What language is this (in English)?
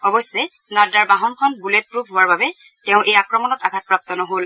Assamese